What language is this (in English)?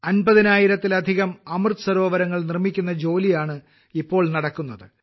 Malayalam